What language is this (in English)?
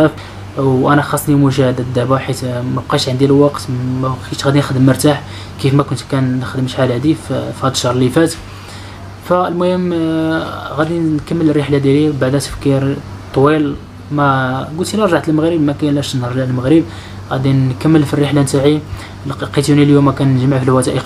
Arabic